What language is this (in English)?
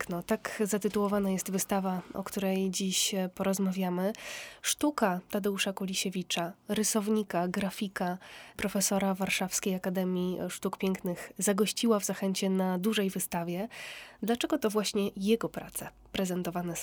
Polish